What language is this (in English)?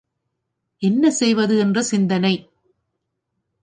Tamil